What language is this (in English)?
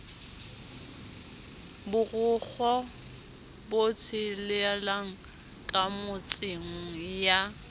Southern Sotho